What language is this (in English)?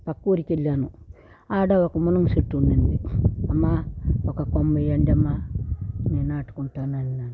Telugu